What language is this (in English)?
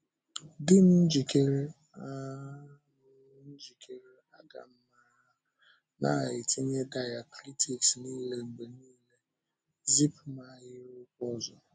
Igbo